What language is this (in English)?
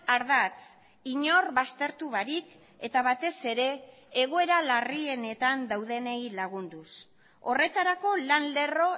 Basque